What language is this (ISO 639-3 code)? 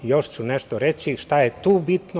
srp